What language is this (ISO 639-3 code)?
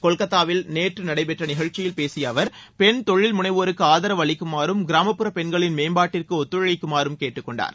tam